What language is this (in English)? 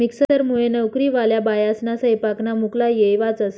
Marathi